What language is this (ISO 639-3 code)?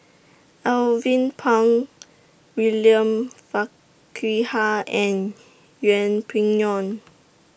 eng